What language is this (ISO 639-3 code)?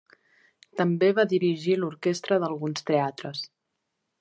cat